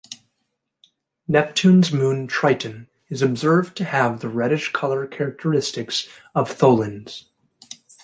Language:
English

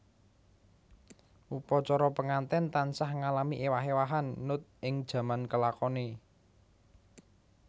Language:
Javanese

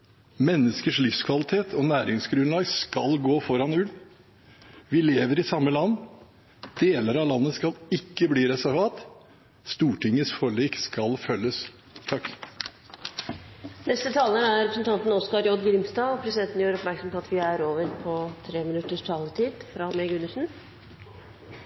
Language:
Norwegian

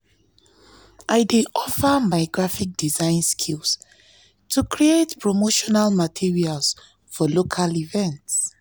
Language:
Nigerian Pidgin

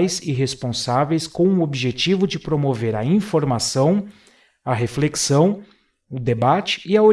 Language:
Portuguese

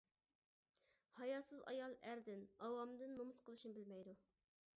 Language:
Uyghur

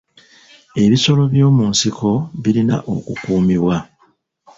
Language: Ganda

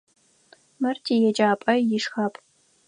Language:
Adyghe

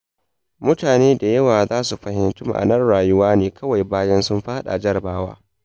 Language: Hausa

